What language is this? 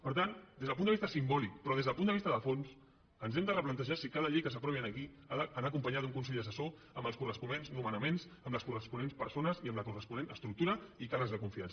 Catalan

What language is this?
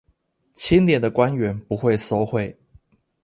Chinese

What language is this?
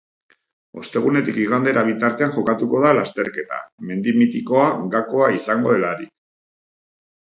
Basque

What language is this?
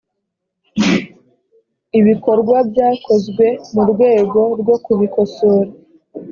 Kinyarwanda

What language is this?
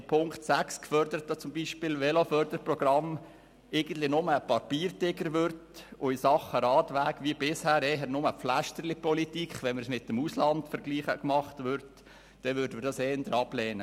Swiss German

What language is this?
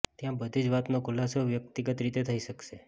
Gujarati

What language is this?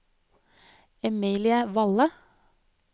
Norwegian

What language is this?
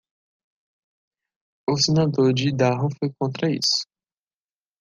Portuguese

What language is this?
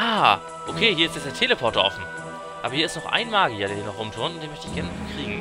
German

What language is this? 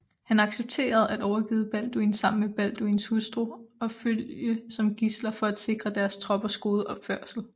Danish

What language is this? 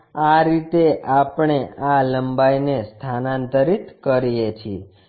Gujarati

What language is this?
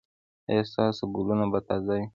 Pashto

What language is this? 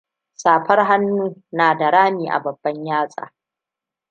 Hausa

